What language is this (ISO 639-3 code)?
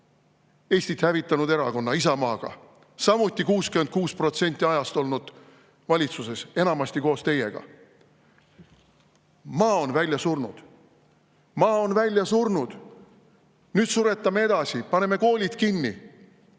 est